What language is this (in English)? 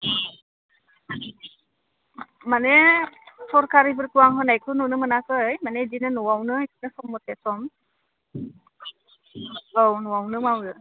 Bodo